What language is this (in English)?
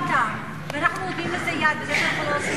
Hebrew